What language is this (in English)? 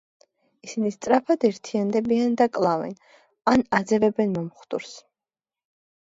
Georgian